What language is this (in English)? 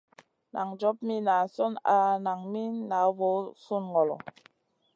Masana